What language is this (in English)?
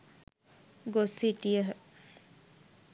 Sinhala